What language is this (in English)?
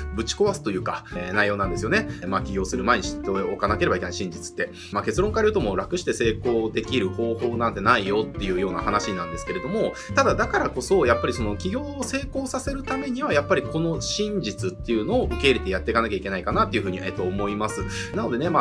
Japanese